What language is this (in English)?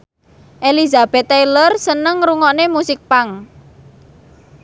Javanese